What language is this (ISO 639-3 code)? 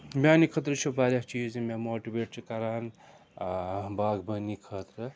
kas